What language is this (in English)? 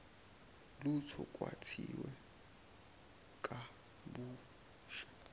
Zulu